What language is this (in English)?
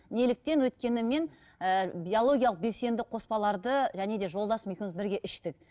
Kazakh